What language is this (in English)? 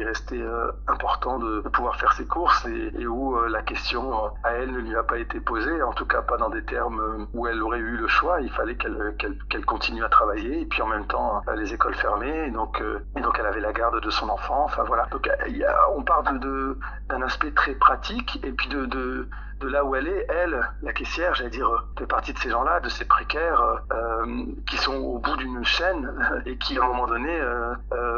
French